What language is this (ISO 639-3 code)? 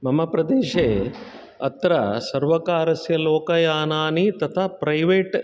san